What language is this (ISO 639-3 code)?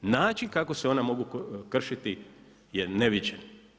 hrv